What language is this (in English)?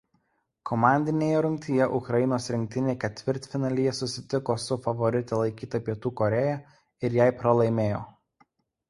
Lithuanian